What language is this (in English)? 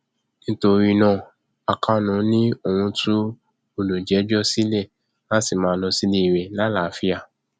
Yoruba